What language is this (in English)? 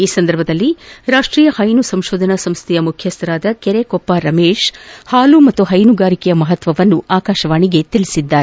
Kannada